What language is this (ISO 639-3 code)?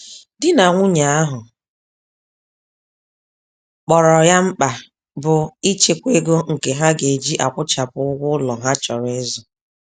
ibo